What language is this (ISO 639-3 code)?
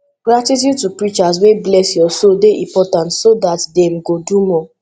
pcm